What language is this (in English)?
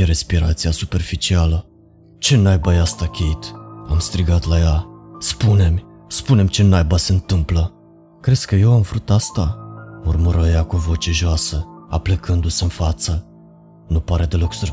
Romanian